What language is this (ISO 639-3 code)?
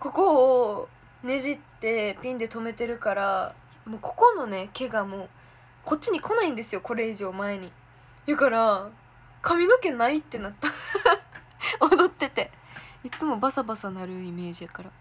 jpn